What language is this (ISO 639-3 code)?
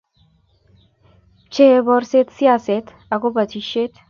kln